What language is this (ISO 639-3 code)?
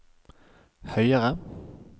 nor